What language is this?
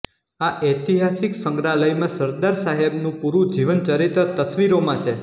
Gujarati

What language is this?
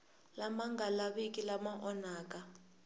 Tsonga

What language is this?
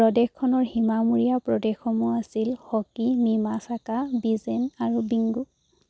Assamese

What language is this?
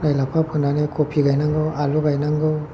Bodo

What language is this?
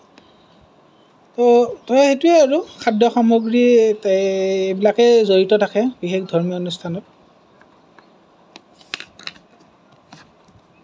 Assamese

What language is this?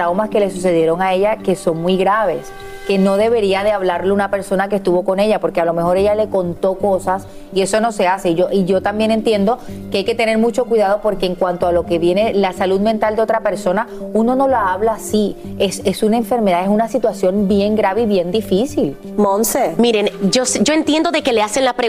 Spanish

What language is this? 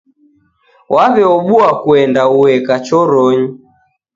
Taita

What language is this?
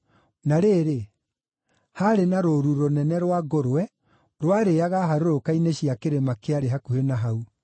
Kikuyu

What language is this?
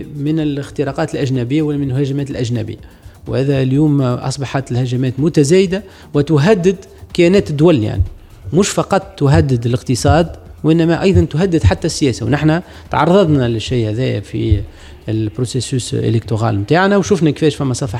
Arabic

